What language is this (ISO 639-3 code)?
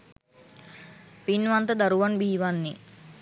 sin